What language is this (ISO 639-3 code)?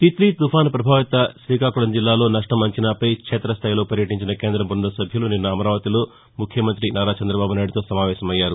tel